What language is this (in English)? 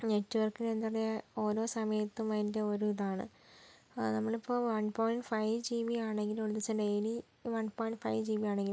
Malayalam